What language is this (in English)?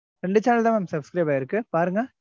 Tamil